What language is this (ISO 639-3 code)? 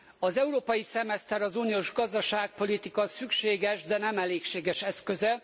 hun